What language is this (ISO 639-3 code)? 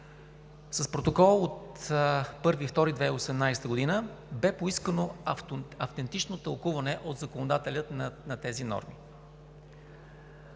bul